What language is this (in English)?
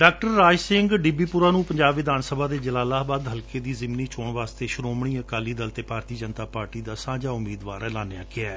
Punjabi